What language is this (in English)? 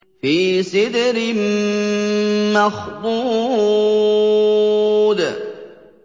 Arabic